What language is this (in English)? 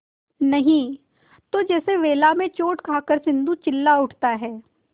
Hindi